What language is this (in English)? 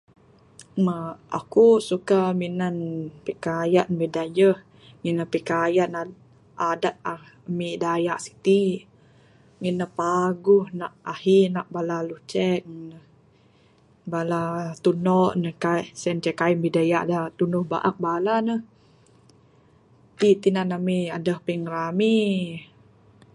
Bukar-Sadung Bidayuh